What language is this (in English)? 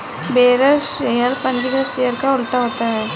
Hindi